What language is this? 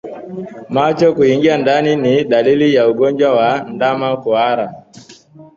Swahili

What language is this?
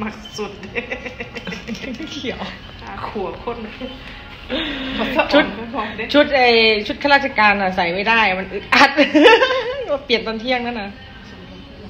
Thai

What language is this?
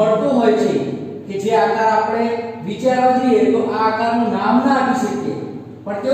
Hindi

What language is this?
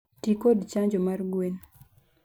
Luo (Kenya and Tanzania)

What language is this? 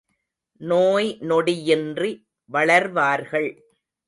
Tamil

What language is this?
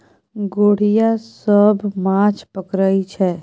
Maithili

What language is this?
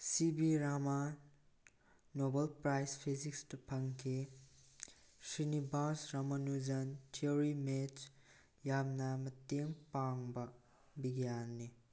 Manipuri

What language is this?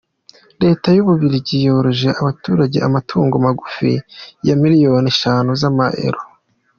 Kinyarwanda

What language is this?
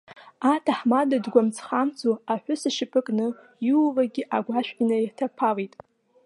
Abkhazian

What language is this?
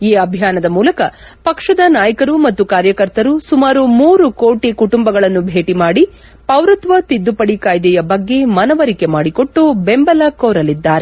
Kannada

